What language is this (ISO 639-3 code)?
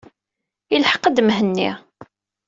kab